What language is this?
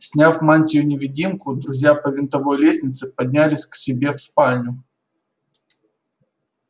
Russian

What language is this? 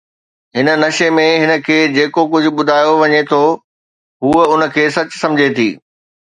Sindhi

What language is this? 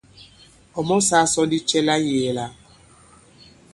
Bankon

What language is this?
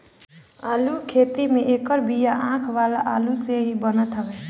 Bhojpuri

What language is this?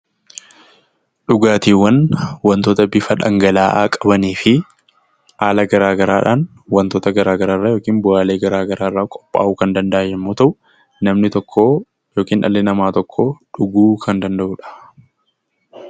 Oromo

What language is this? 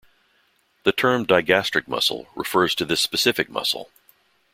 English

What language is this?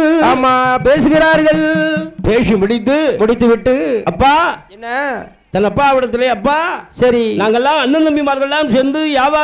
Arabic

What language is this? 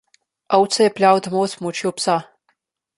Slovenian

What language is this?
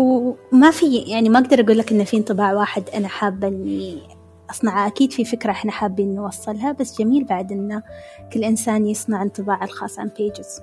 Arabic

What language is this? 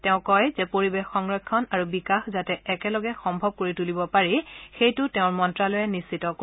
Assamese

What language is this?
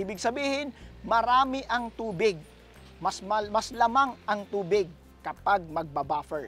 Filipino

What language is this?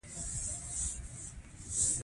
Pashto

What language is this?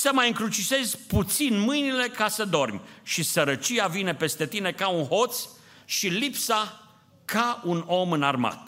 Romanian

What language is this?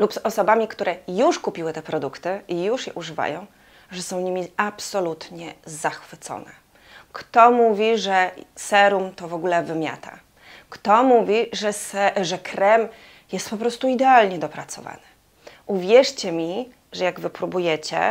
Polish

